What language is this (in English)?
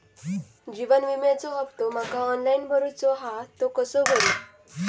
Marathi